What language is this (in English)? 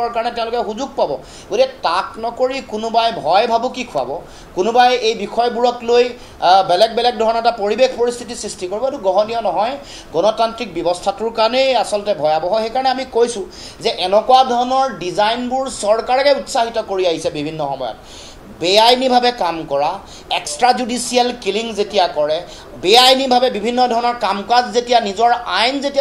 Bangla